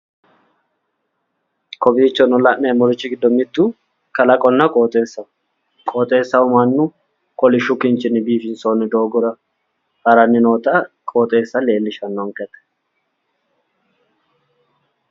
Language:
Sidamo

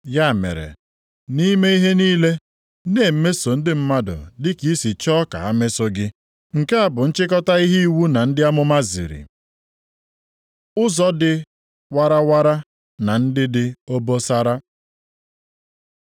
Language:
Igbo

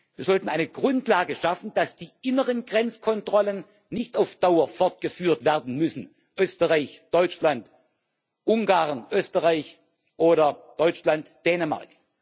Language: German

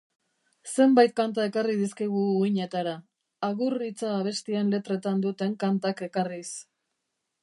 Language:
Basque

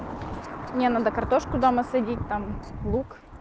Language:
Russian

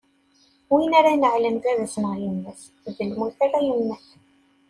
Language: Kabyle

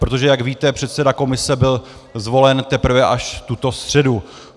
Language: Czech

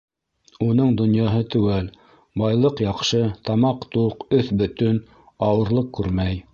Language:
Bashkir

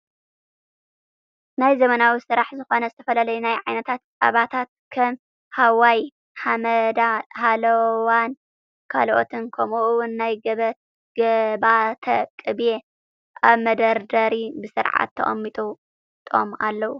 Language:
Tigrinya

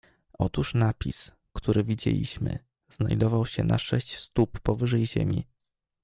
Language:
Polish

